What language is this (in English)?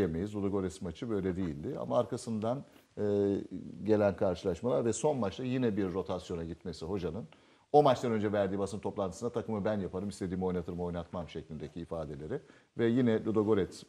Turkish